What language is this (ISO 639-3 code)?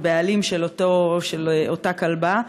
heb